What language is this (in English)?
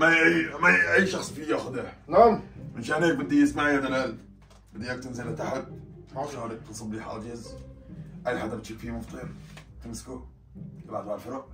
Arabic